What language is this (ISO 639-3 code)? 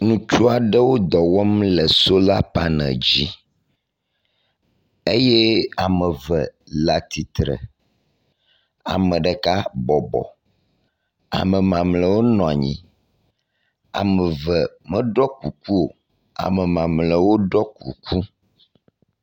ewe